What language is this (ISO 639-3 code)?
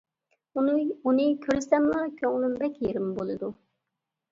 uig